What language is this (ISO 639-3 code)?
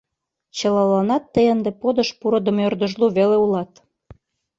chm